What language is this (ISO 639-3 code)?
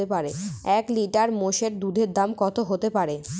ben